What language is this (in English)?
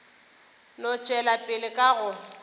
Northern Sotho